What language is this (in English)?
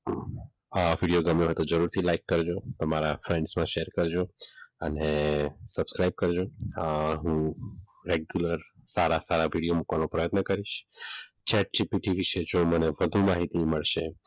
Gujarati